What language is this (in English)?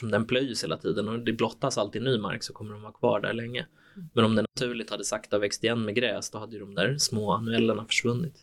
Swedish